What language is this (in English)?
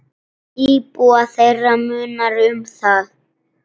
Icelandic